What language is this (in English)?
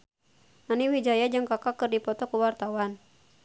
Sundanese